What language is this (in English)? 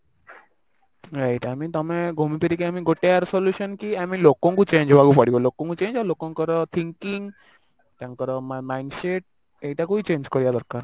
Odia